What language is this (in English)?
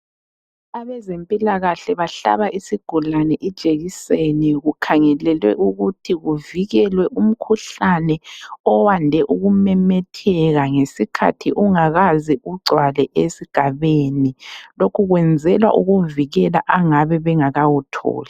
North Ndebele